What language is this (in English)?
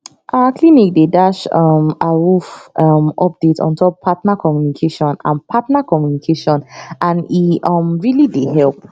Nigerian Pidgin